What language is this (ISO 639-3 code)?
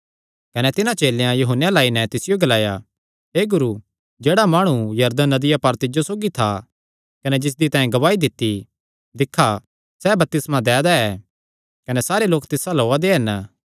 xnr